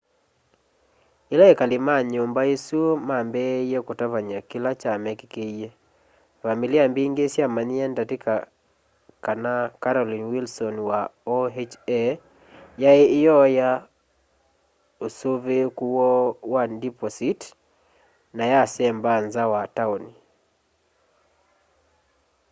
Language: Kamba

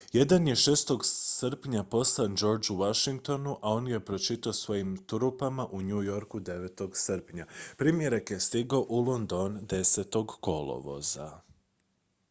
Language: Croatian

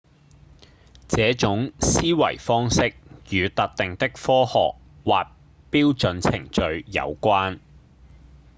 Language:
Cantonese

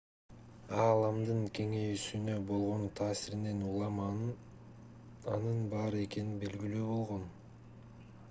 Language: Kyrgyz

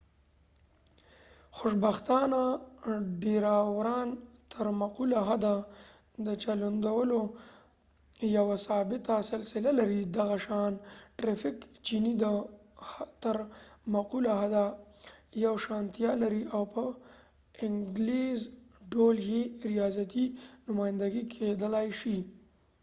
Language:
Pashto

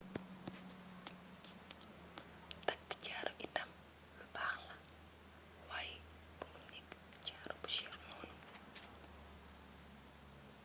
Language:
Wolof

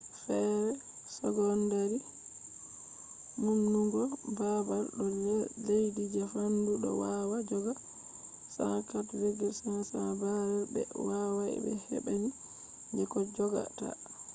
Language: Fula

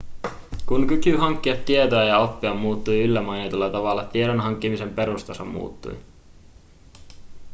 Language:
Finnish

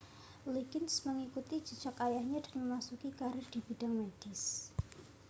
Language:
Indonesian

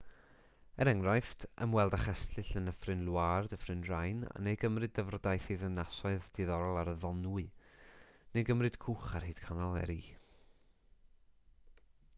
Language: Welsh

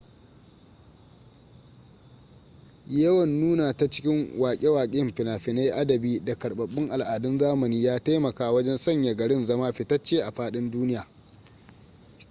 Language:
Hausa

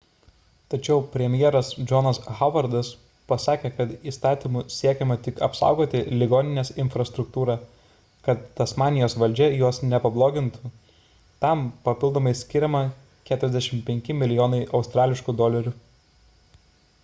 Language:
Lithuanian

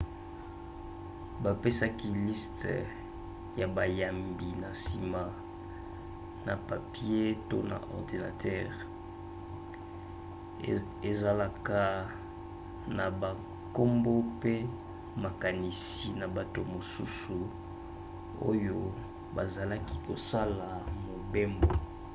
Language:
Lingala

